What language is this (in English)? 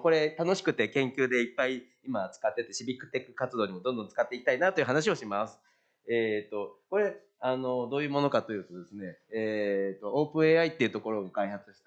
Japanese